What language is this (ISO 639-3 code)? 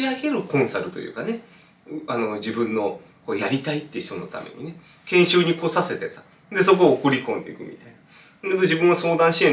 jpn